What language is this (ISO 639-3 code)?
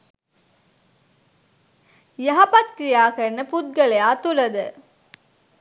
sin